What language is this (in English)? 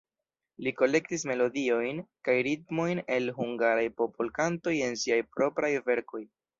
Esperanto